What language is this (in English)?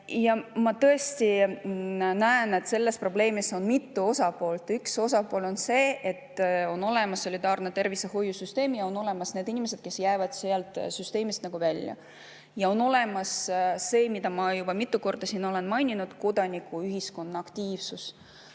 Estonian